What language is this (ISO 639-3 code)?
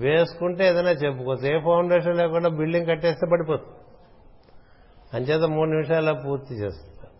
tel